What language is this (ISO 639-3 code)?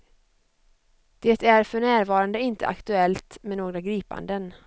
swe